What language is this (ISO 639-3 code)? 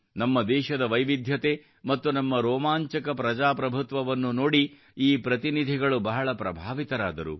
kan